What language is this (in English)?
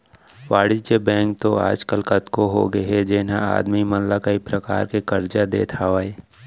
Chhattisgarhi